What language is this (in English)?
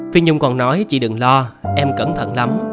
Vietnamese